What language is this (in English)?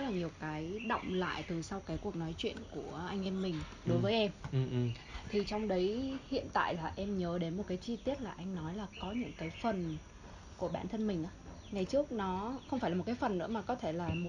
Vietnamese